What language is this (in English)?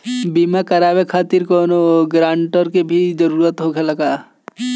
Bhojpuri